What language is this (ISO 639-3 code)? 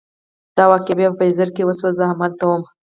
pus